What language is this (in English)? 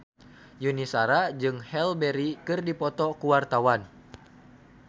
Sundanese